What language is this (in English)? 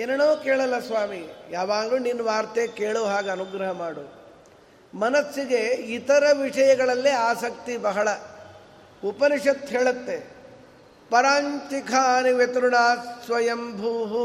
Kannada